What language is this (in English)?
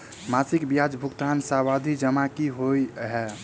Maithili